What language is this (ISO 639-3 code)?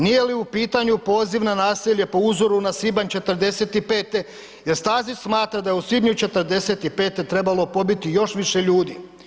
hrv